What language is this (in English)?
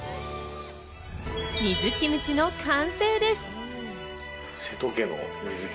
Japanese